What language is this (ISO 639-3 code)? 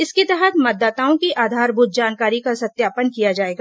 hin